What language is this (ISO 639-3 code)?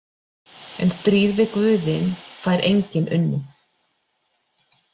isl